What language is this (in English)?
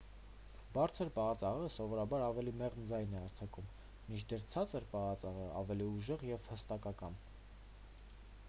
Armenian